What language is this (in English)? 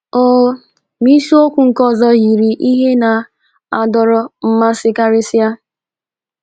Igbo